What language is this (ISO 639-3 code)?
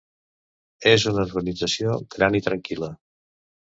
cat